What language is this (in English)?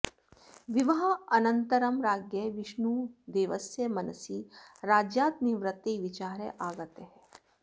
Sanskrit